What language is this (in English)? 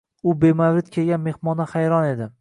Uzbek